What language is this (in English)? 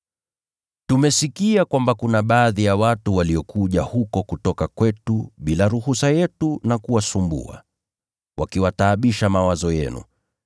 Swahili